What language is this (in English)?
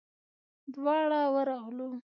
Pashto